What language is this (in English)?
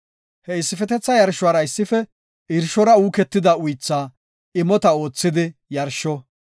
Gofa